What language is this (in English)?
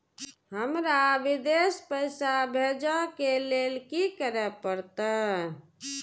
Maithili